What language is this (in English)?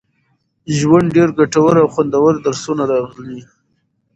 Pashto